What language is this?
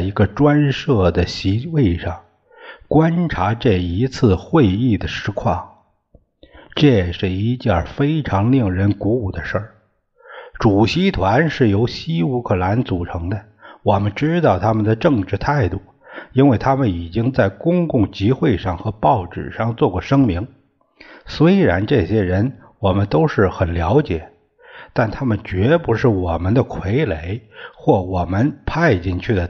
Chinese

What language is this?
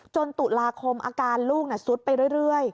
Thai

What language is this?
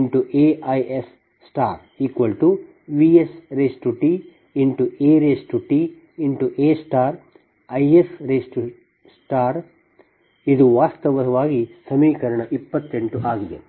Kannada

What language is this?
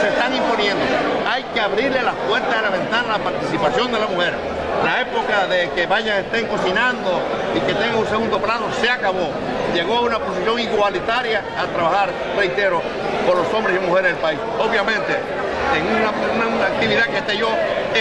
Spanish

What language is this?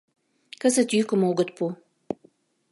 Mari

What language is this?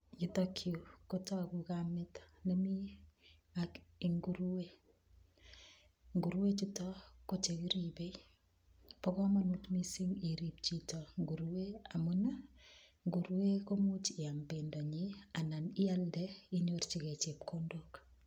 Kalenjin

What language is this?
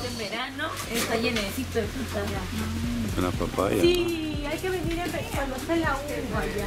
Spanish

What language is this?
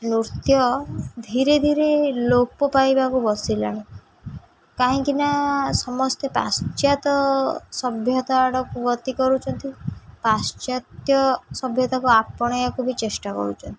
Odia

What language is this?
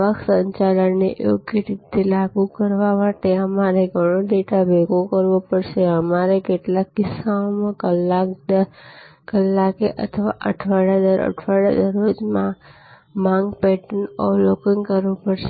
Gujarati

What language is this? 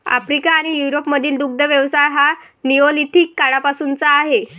Marathi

